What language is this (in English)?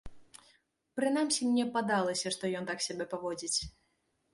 Belarusian